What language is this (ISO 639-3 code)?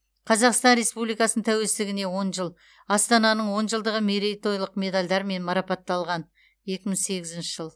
kaz